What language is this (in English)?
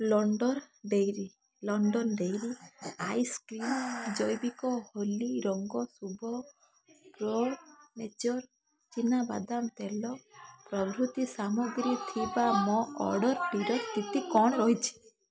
Odia